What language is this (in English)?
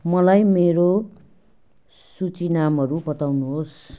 Nepali